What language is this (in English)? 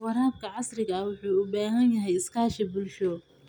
Somali